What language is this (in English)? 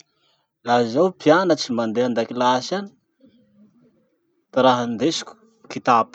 Masikoro Malagasy